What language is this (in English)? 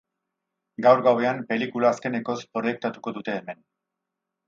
Basque